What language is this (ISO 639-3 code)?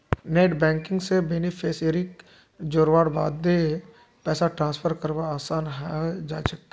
mag